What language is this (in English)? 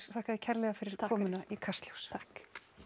Icelandic